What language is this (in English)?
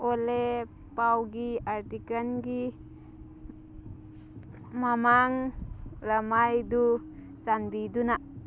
Manipuri